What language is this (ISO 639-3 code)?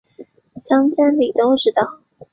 zho